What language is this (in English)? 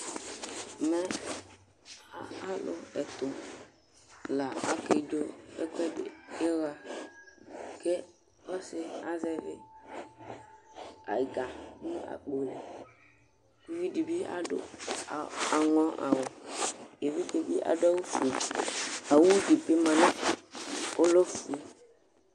Ikposo